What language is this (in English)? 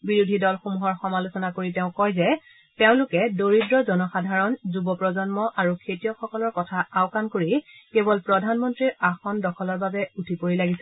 Assamese